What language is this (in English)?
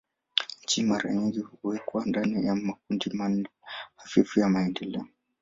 Swahili